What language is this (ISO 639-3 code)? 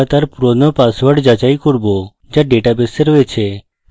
ben